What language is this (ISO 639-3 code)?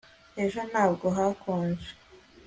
kin